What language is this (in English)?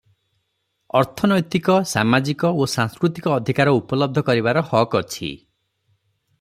Odia